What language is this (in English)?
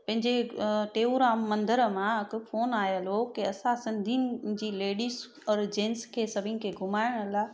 Sindhi